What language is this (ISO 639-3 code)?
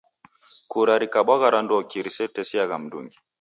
dav